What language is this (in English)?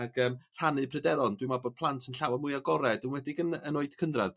Welsh